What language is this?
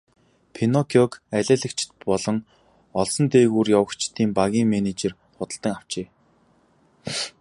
Mongolian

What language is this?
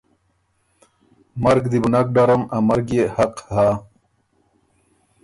Ormuri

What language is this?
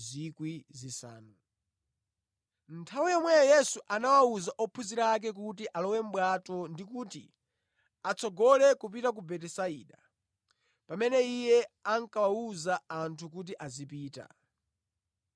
Nyanja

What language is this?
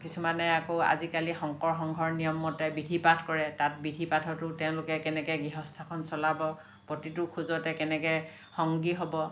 Assamese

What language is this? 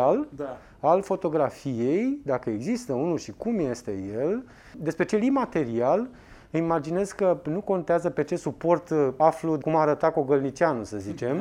Romanian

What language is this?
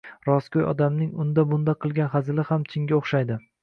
Uzbek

